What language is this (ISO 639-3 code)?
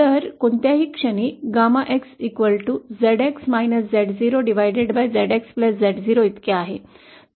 mar